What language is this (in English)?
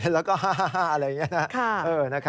Thai